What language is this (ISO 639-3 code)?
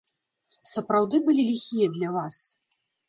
bel